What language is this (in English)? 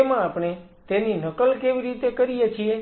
Gujarati